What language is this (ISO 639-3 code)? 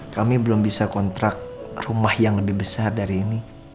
ind